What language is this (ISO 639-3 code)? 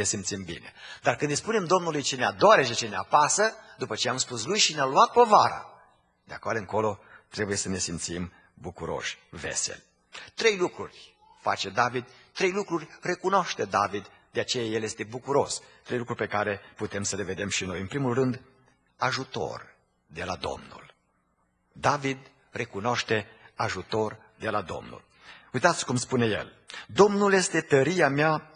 ron